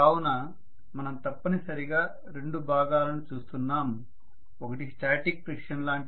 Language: Telugu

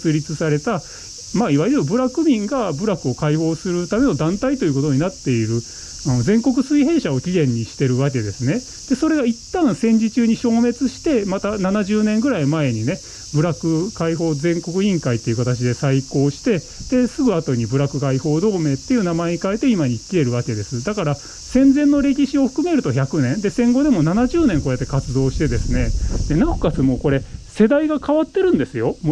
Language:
Japanese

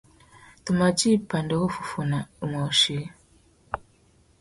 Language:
Tuki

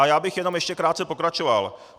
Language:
Czech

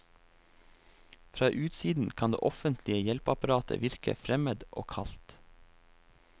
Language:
Norwegian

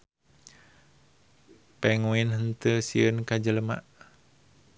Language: Sundanese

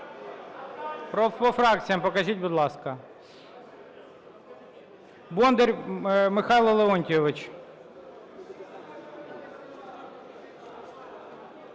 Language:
Ukrainian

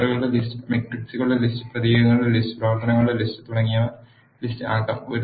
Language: Malayalam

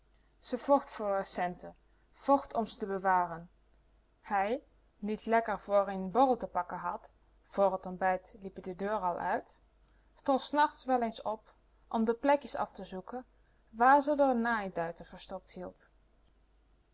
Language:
Dutch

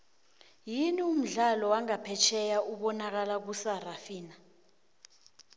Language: South Ndebele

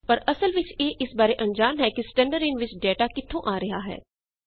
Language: Punjabi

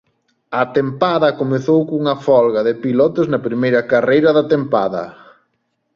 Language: Galician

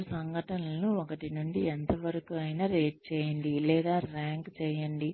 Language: Telugu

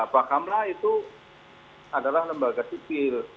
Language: Indonesian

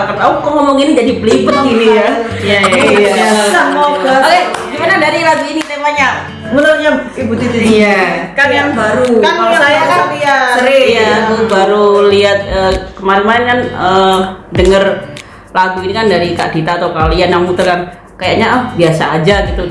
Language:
Indonesian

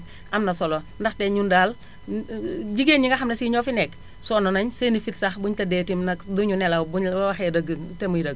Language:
Wolof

